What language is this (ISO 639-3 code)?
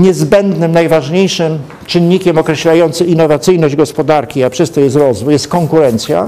pol